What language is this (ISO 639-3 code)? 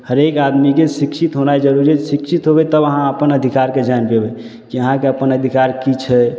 mai